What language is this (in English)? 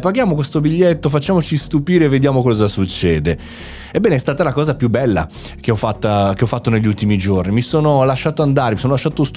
Italian